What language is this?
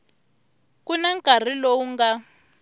Tsonga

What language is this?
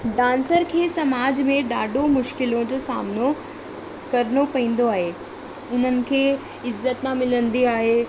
Sindhi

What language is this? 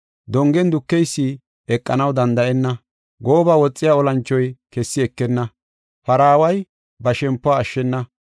Gofa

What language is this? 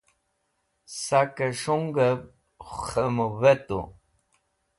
Wakhi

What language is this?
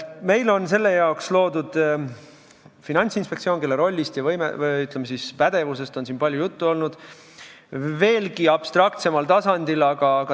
Estonian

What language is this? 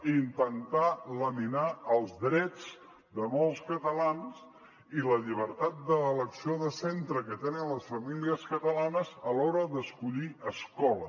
Catalan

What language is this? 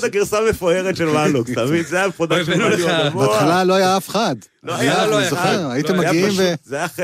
Hebrew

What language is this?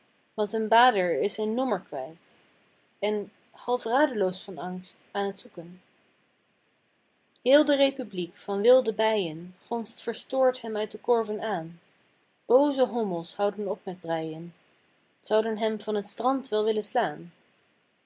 Dutch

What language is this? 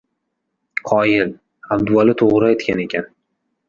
Uzbek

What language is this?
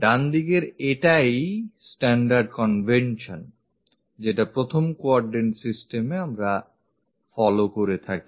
Bangla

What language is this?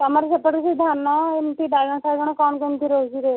Odia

